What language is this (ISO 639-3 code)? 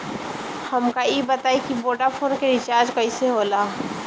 bho